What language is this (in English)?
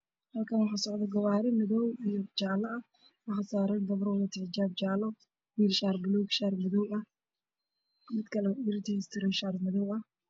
Somali